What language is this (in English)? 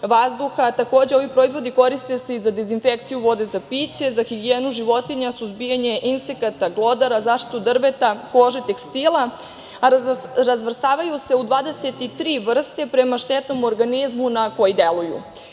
Serbian